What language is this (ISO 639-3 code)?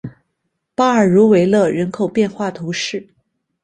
zho